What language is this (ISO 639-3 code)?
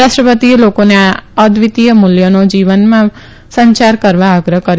guj